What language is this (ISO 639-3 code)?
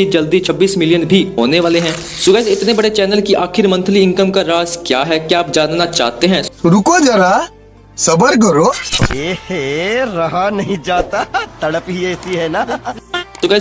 hin